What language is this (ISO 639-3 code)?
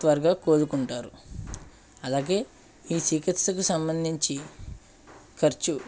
tel